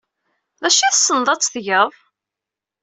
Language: Kabyle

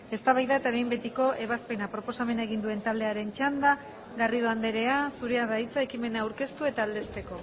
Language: Basque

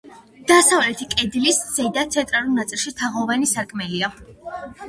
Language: Georgian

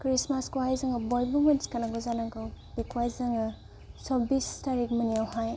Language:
Bodo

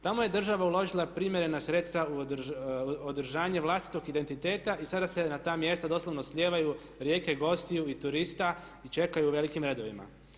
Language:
Croatian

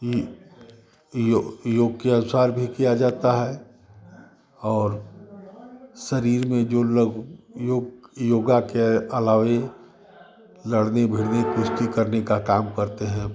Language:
Hindi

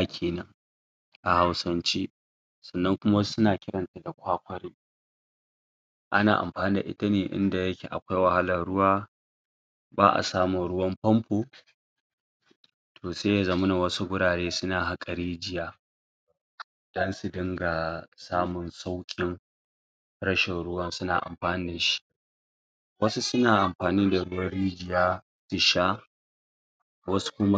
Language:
Hausa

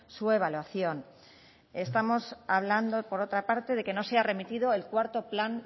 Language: Spanish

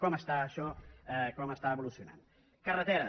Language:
Catalan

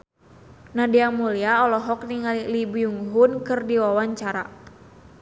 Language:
Sundanese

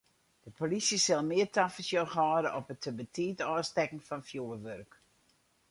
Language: Western Frisian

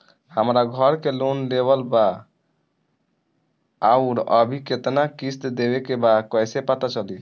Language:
Bhojpuri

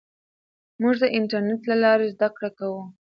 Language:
Pashto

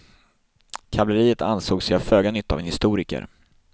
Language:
Swedish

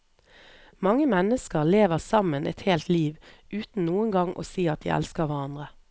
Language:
Norwegian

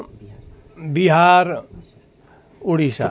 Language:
Nepali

